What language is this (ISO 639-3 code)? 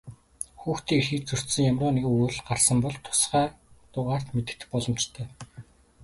mon